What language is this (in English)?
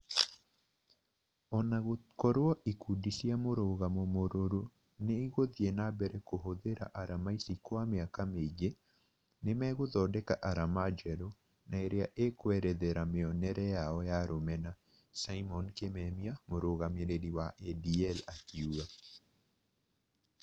Kikuyu